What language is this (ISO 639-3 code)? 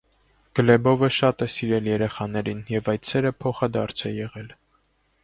hye